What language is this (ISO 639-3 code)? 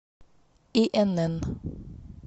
rus